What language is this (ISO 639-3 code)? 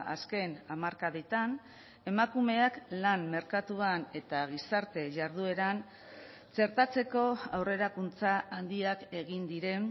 eus